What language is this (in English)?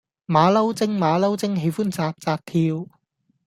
Cantonese